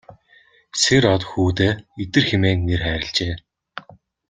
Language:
Mongolian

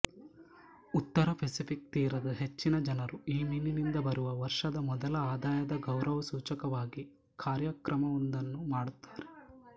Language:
Kannada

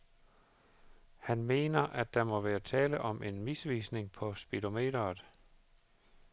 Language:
Danish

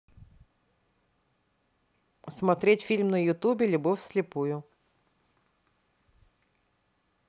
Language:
Russian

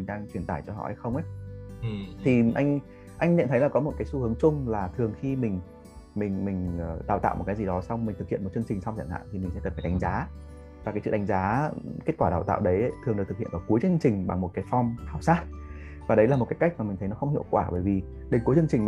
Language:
Vietnamese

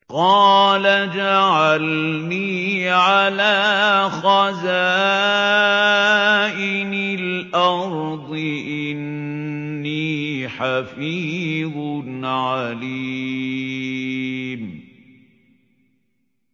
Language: Arabic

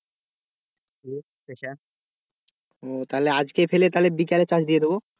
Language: Bangla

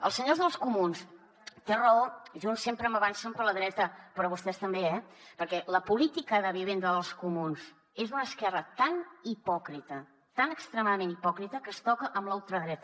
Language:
Catalan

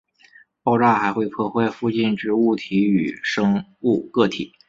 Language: Chinese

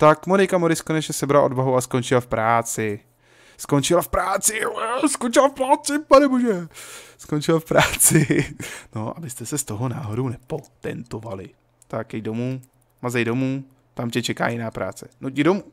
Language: Czech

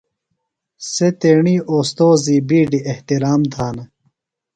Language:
Phalura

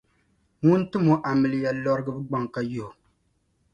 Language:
Dagbani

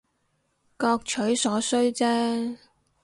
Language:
Cantonese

